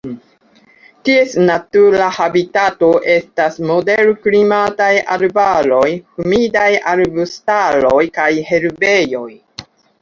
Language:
Esperanto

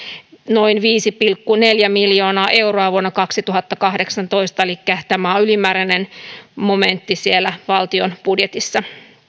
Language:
Finnish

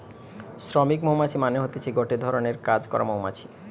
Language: Bangla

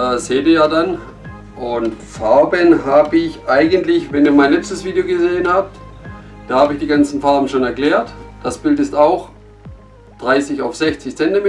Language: German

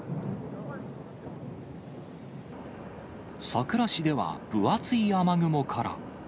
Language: Japanese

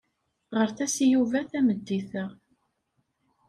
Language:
Kabyle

